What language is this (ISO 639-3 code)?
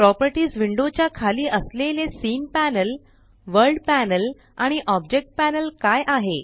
mar